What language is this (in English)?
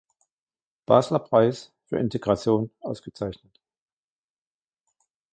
German